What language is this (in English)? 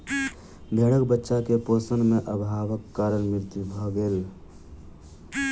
Maithili